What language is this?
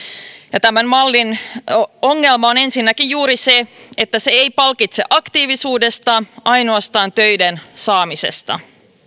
Finnish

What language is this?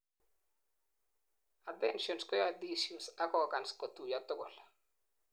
Kalenjin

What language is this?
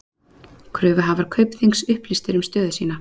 Icelandic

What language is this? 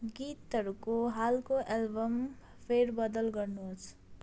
Nepali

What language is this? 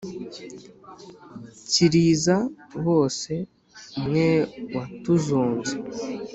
Kinyarwanda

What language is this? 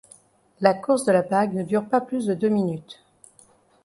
French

